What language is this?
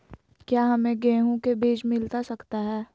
Magahi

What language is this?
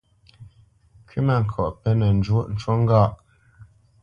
Bamenyam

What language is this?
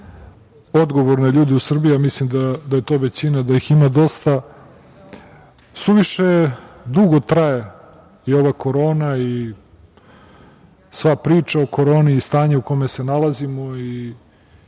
Serbian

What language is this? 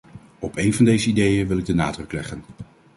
Dutch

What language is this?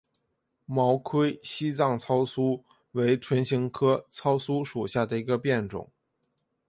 Chinese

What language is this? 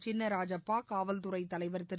Tamil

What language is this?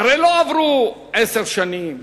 Hebrew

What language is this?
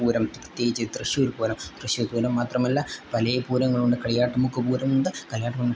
Malayalam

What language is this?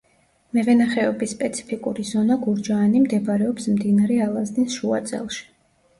Georgian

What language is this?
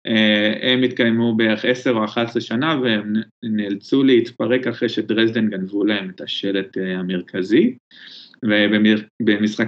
Hebrew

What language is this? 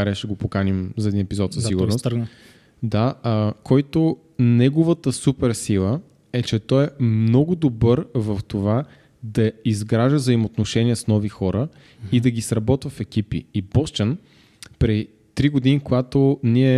Bulgarian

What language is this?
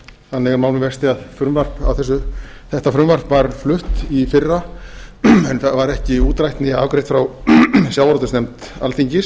Icelandic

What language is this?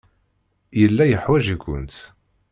Kabyle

